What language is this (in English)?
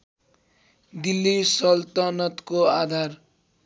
Nepali